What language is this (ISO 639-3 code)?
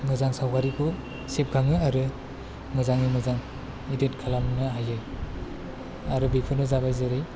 brx